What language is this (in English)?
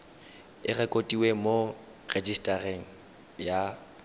Tswana